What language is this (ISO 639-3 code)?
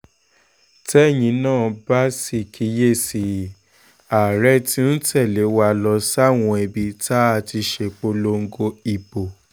yor